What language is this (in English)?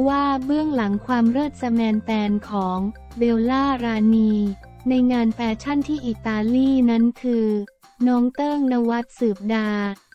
Thai